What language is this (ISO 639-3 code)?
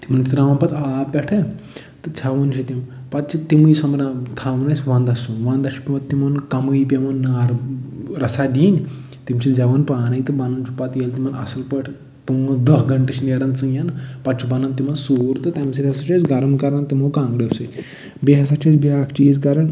kas